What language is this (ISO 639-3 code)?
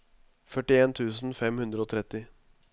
nor